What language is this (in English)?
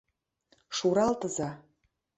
Mari